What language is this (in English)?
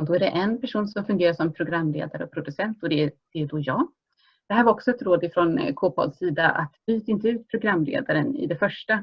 Swedish